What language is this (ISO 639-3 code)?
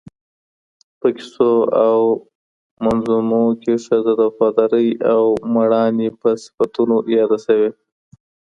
pus